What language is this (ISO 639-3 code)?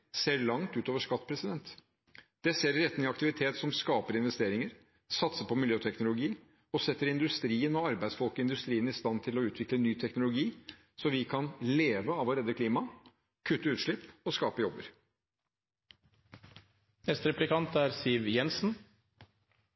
nob